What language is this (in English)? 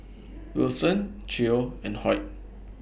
English